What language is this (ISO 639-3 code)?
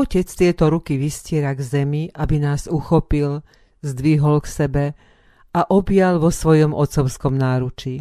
slk